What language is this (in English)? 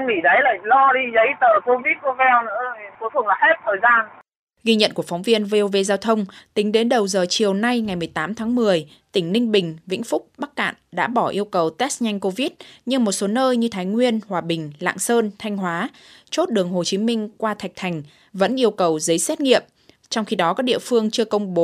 Vietnamese